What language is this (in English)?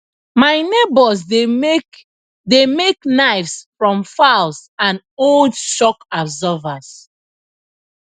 Nigerian Pidgin